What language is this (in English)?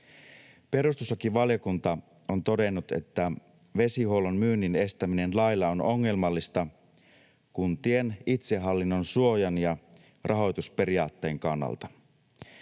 Finnish